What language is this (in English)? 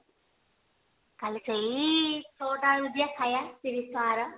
Odia